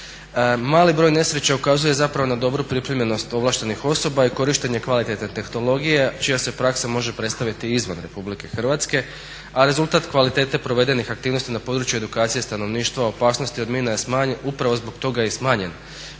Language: Croatian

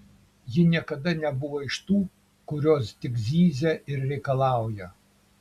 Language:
Lithuanian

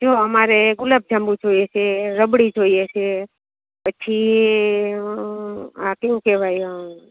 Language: Gujarati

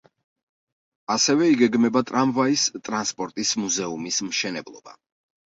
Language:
Georgian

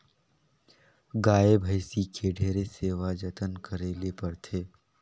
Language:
Chhattisgarhi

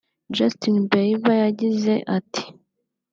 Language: Kinyarwanda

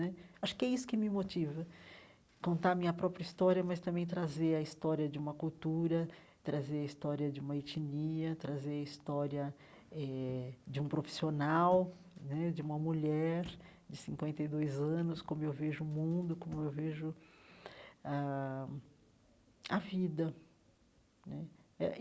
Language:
Portuguese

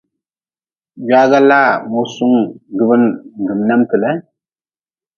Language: Nawdm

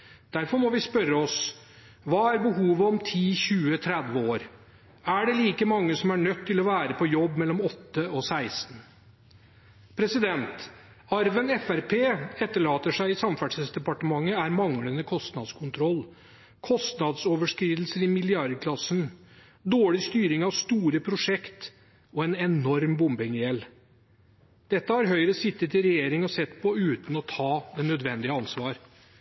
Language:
Norwegian Bokmål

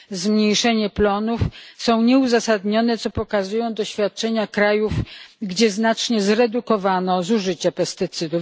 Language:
Polish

